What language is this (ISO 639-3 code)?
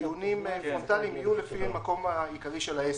heb